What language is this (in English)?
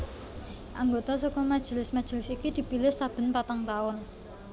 Javanese